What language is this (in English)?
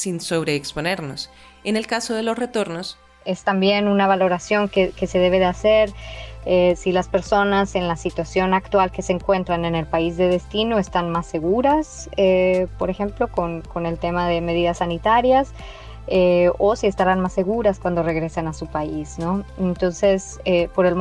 Spanish